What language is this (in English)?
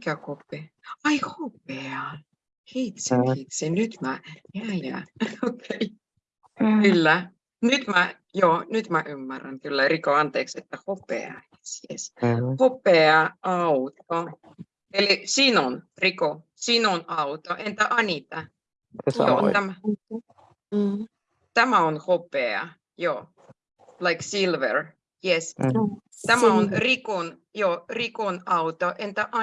Finnish